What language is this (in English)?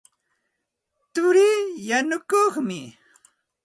Santa Ana de Tusi Pasco Quechua